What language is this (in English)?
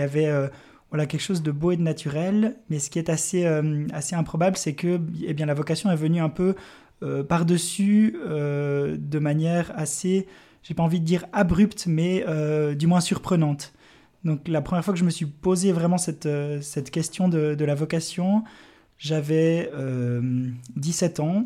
French